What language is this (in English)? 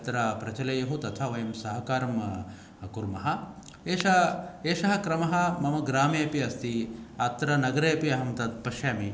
Sanskrit